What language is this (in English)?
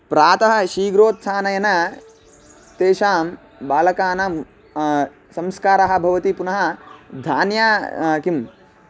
Sanskrit